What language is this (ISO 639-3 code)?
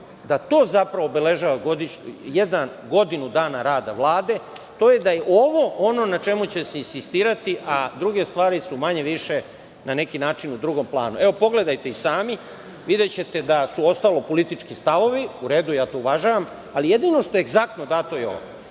srp